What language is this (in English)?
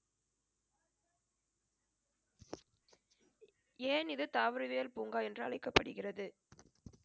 Tamil